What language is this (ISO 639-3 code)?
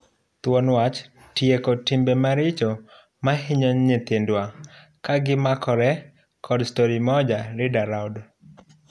luo